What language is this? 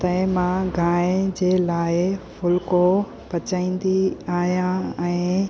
Sindhi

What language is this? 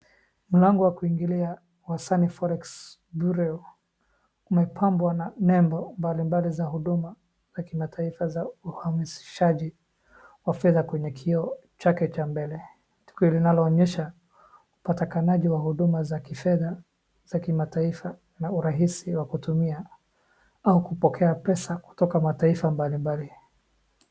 Swahili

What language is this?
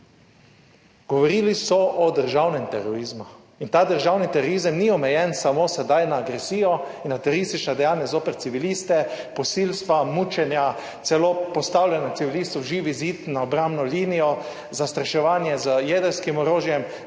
Slovenian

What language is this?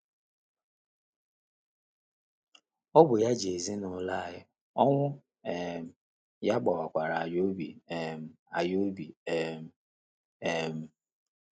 Igbo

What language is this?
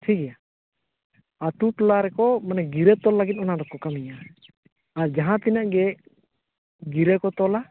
Santali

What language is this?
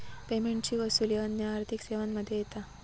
Marathi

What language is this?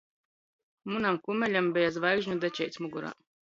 Latgalian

